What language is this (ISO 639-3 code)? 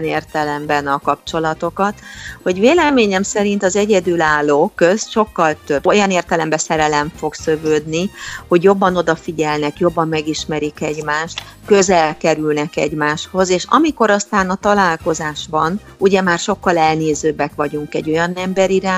hun